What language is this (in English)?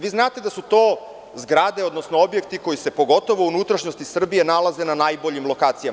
Serbian